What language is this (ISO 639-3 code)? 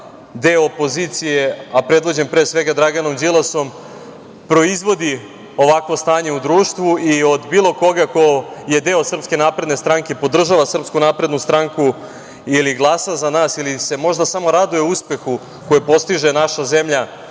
srp